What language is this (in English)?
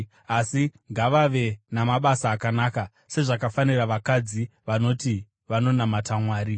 Shona